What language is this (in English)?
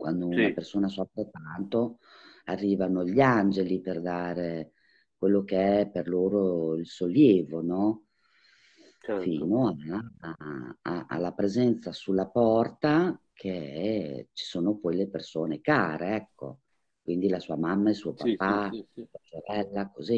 Italian